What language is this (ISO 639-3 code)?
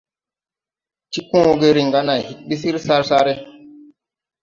tui